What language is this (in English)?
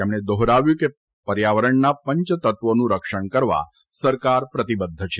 Gujarati